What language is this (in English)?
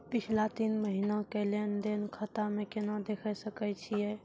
Maithili